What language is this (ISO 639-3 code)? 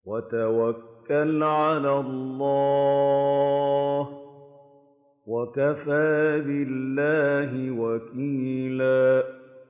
ara